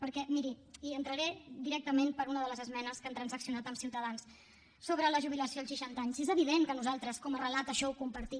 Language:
Catalan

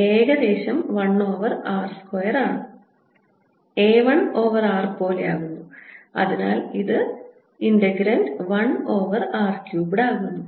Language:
Malayalam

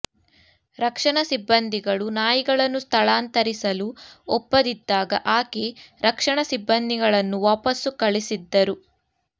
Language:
Kannada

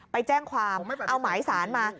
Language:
Thai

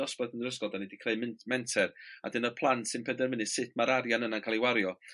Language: Welsh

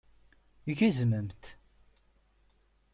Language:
Kabyle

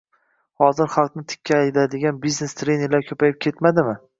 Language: Uzbek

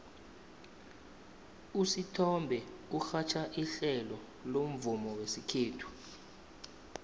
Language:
South Ndebele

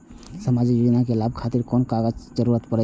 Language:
Maithili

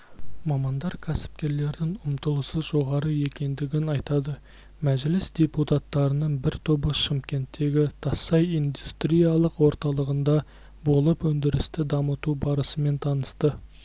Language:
Kazakh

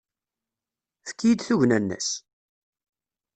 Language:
Kabyle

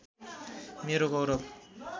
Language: Nepali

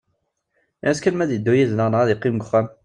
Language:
Kabyle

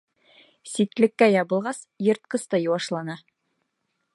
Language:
Bashkir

